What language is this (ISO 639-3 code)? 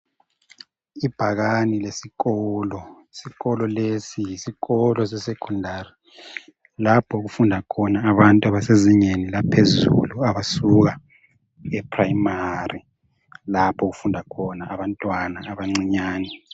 nde